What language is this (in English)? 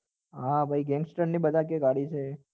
Gujarati